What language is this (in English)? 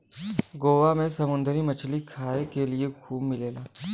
Bhojpuri